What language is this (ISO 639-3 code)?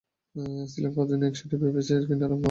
ben